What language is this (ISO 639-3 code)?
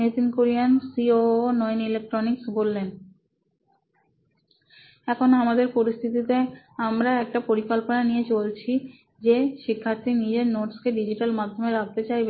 ben